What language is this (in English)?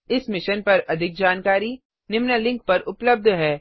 Hindi